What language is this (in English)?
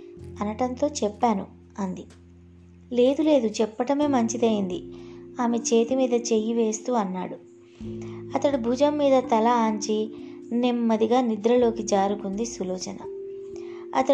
Telugu